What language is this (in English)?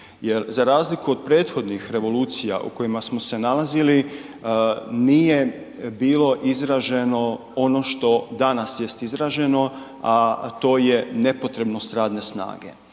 Croatian